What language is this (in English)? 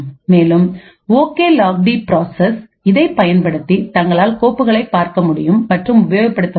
Tamil